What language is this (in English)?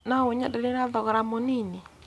Kikuyu